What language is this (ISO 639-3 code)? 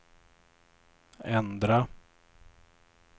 swe